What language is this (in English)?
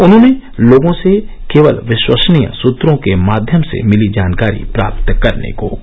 Hindi